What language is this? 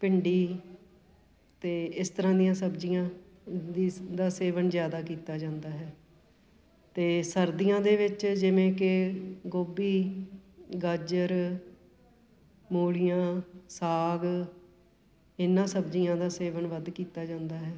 Punjabi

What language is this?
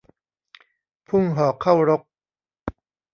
Thai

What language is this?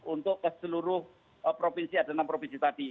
Indonesian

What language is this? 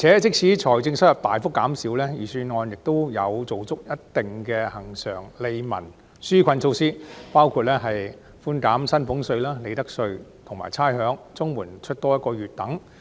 Cantonese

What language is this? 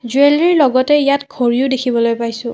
Assamese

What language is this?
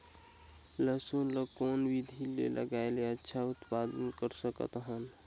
Chhattisgarhi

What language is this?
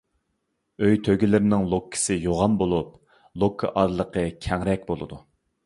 Uyghur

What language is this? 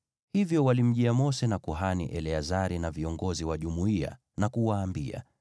Swahili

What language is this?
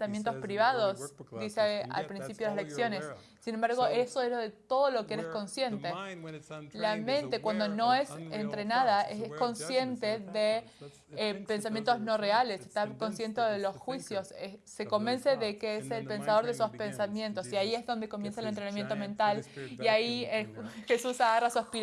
Spanish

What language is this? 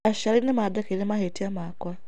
Kikuyu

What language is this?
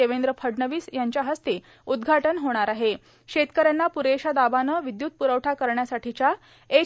Marathi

